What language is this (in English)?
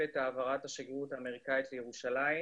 Hebrew